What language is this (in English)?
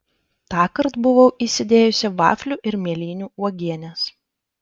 Lithuanian